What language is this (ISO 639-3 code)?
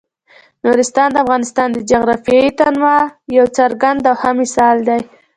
pus